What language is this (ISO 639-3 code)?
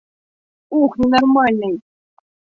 bak